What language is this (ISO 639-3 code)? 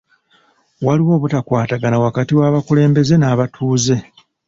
lug